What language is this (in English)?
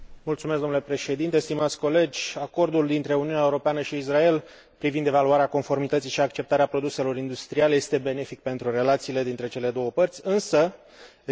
Romanian